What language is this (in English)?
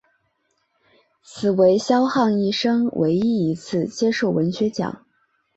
Chinese